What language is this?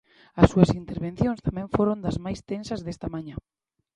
Galician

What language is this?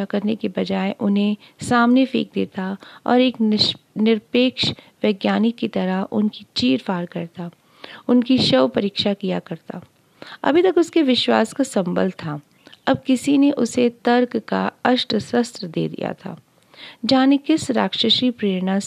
Hindi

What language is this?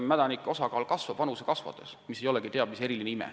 Estonian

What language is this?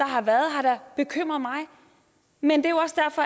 Danish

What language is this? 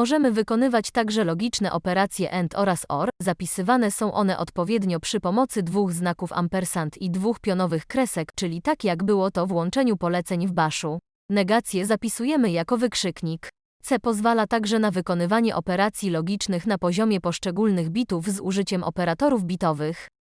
Polish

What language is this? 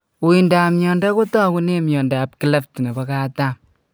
Kalenjin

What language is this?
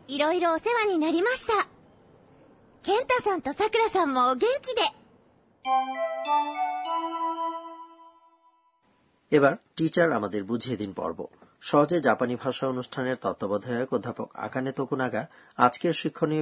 Bangla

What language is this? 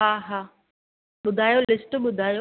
Sindhi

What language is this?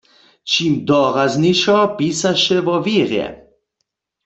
Upper Sorbian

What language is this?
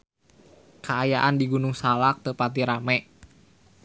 Sundanese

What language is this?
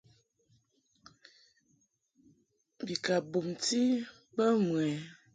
Mungaka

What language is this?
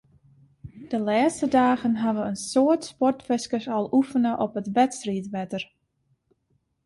Western Frisian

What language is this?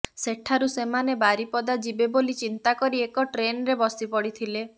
Odia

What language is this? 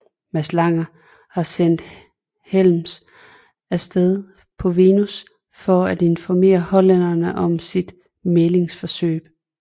Danish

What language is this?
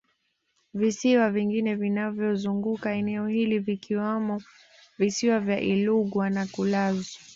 Swahili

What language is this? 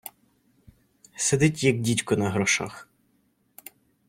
Ukrainian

